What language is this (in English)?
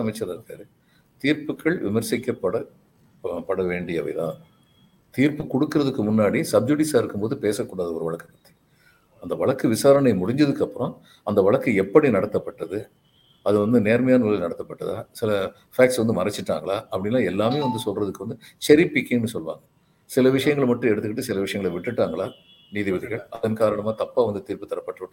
Tamil